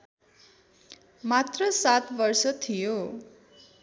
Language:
Nepali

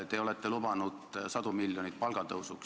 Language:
Estonian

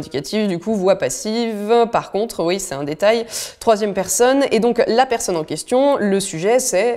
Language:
French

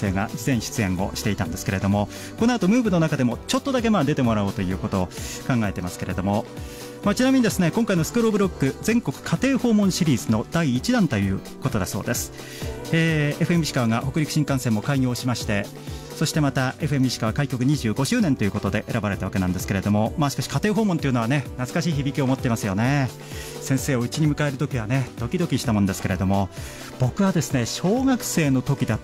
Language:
Japanese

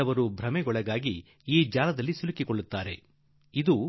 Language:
Kannada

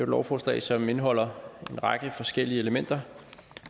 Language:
Danish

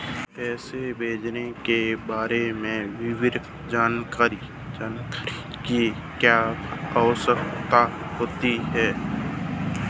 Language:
Hindi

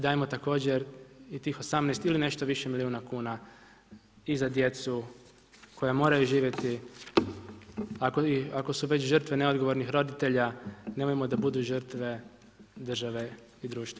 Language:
Croatian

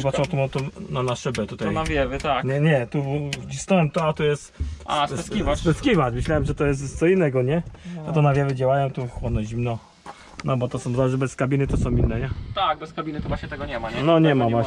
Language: Polish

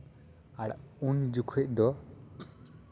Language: Santali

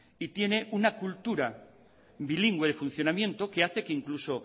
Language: Spanish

